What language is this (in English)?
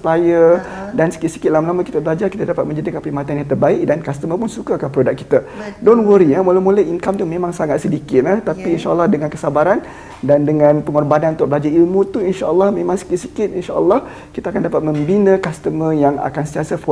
Malay